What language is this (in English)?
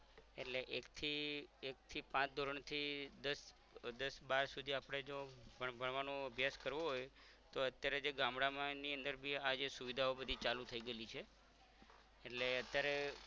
Gujarati